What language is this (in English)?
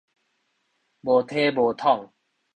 Min Nan Chinese